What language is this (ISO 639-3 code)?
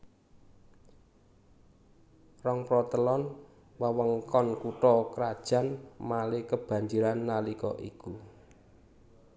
jav